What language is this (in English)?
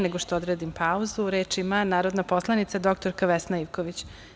Serbian